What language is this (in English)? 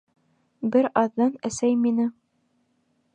Bashkir